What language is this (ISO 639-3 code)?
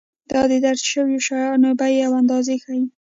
pus